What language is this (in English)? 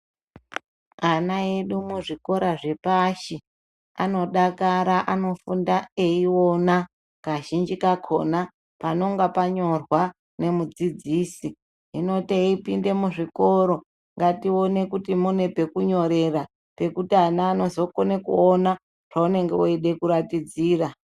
Ndau